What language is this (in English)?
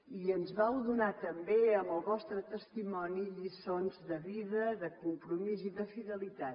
Catalan